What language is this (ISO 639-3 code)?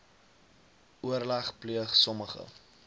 afr